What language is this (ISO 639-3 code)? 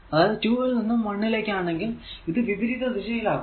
mal